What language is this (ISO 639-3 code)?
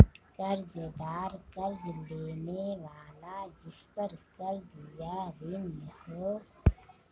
hin